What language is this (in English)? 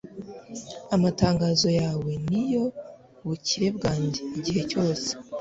Kinyarwanda